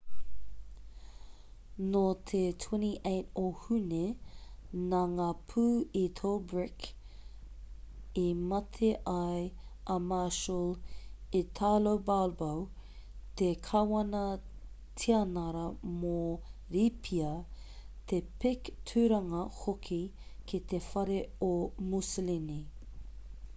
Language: Māori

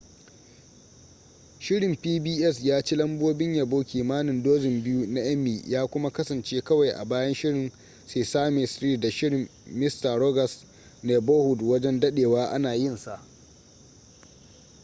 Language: Hausa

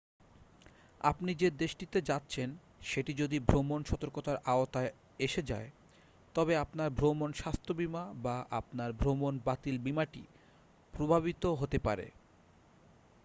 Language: Bangla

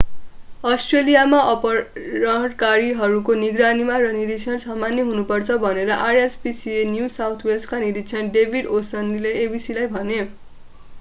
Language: Nepali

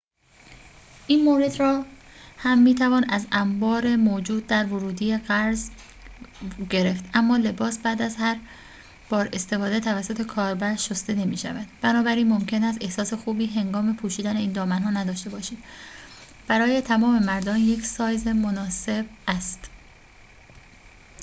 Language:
Persian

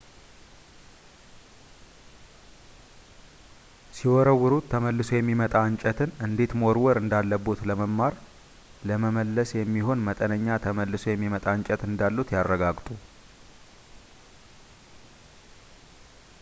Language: Amharic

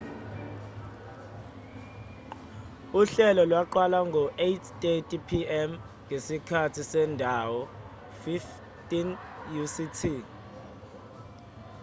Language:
Zulu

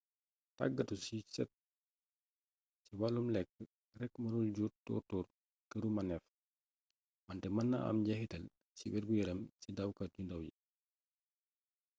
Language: Wolof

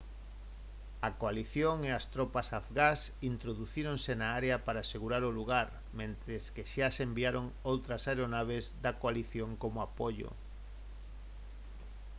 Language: Galician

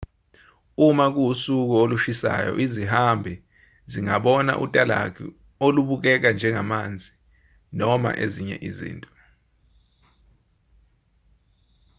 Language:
Zulu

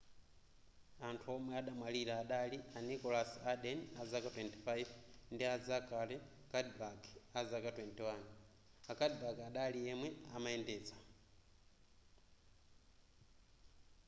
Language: Nyanja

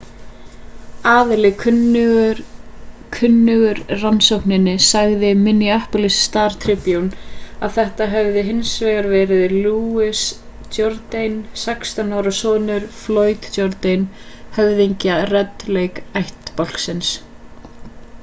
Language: Icelandic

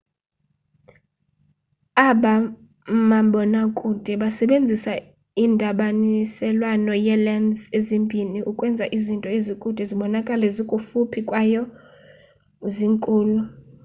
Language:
Xhosa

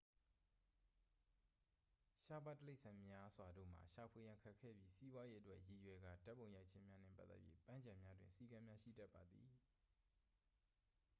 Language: Burmese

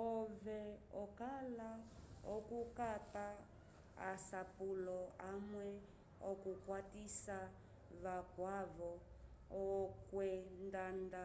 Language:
Umbundu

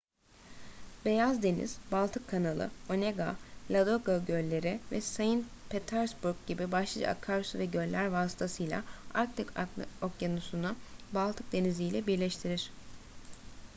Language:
Turkish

